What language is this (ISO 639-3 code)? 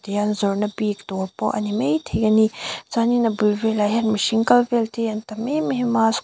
lus